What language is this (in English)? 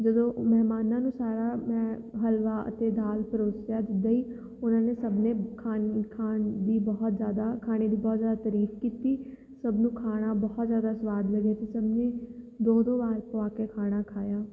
Punjabi